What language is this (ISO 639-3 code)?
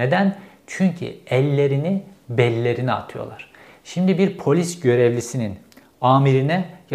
tur